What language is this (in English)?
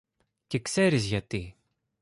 Greek